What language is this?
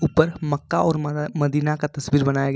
Hindi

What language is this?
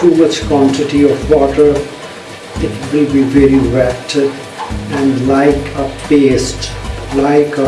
English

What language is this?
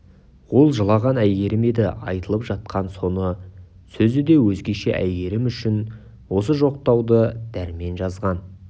Kazakh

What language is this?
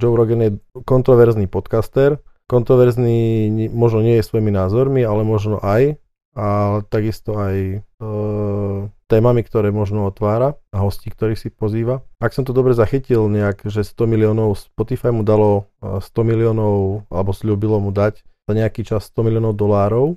Slovak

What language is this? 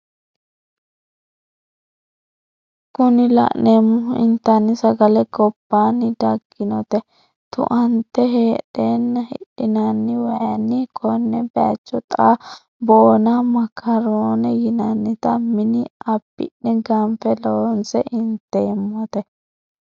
Sidamo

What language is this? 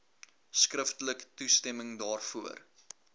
Afrikaans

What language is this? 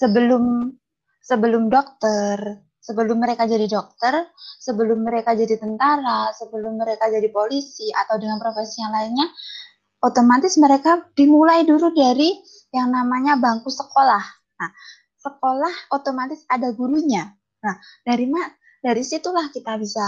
Indonesian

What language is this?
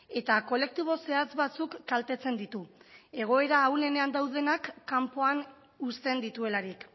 Basque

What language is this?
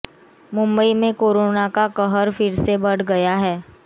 Hindi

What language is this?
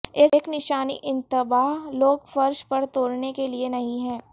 Urdu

